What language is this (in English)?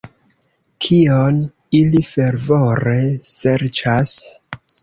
Esperanto